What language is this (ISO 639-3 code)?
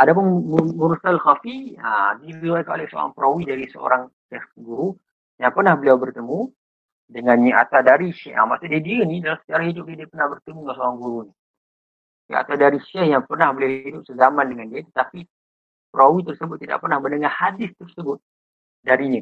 msa